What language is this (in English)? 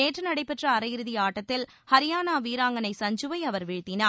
Tamil